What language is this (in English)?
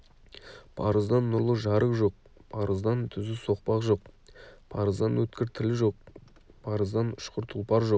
Kazakh